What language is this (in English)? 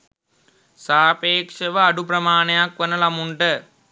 Sinhala